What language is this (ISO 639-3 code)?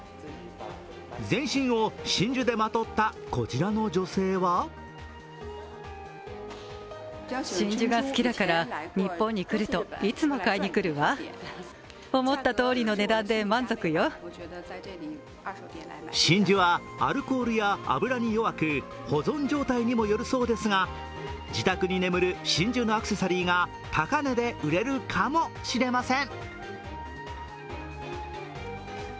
jpn